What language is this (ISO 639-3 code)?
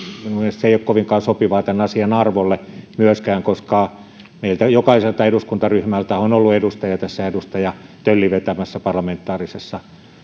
fin